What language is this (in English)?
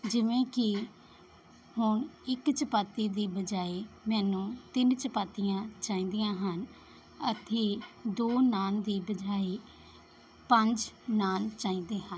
Punjabi